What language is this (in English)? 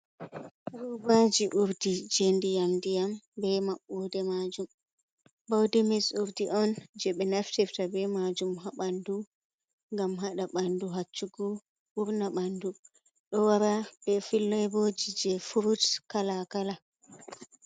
Fula